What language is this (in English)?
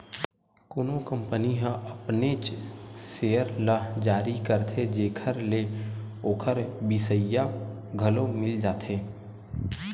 Chhattisgarhi